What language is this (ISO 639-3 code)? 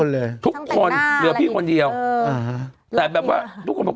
tha